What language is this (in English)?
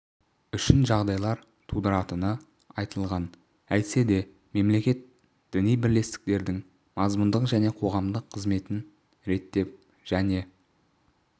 Kazakh